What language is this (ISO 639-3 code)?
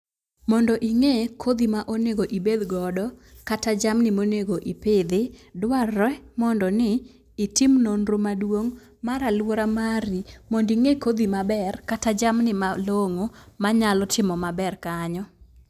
luo